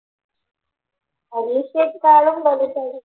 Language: Malayalam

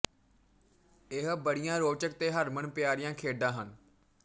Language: Punjabi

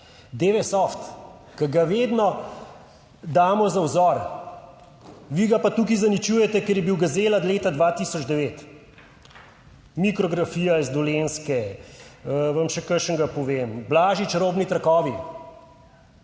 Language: Slovenian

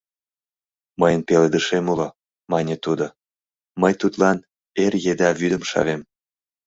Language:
Mari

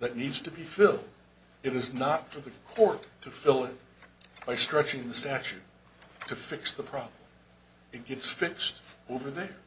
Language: English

